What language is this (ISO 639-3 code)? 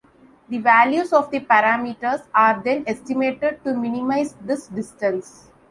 eng